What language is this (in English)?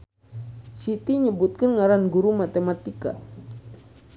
Sundanese